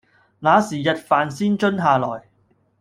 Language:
Cantonese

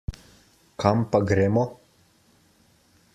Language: Slovenian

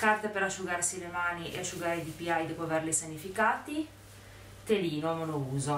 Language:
Italian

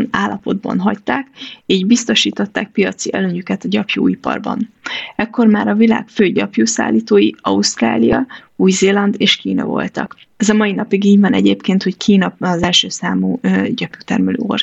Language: Hungarian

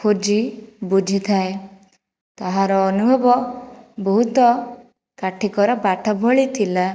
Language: Odia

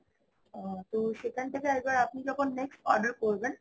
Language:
Bangla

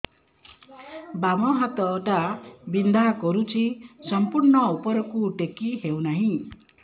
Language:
Odia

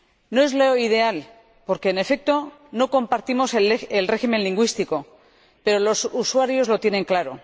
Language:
Spanish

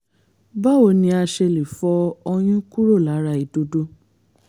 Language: Yoruba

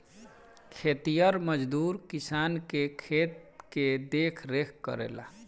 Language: Bhojpuri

